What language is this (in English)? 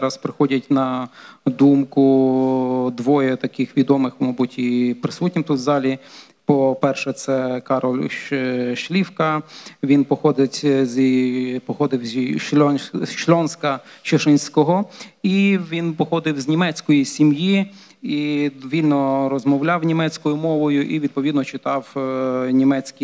Polish